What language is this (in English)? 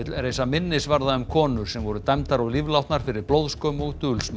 Icelandic